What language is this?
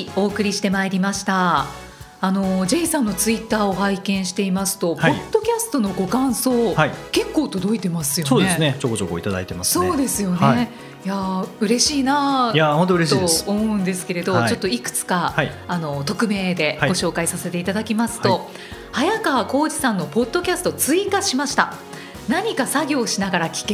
Japanese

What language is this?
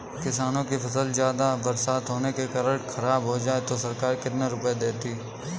Hindi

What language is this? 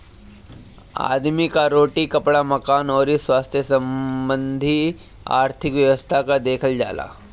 Bhojpuri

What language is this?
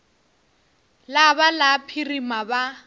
Northern Sotho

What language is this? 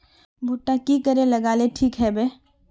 Magahi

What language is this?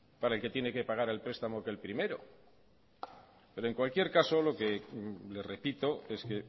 Spanish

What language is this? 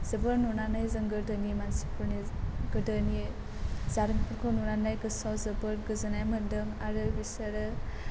Bodo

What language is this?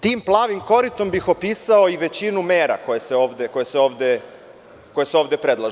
Serbian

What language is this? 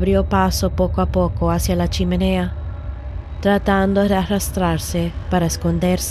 Spanish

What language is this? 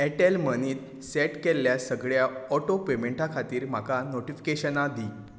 Konkani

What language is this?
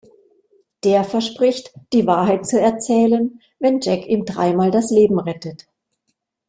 German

